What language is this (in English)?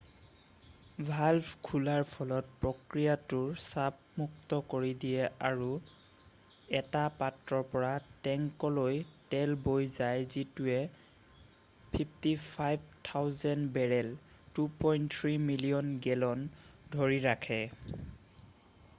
Assamese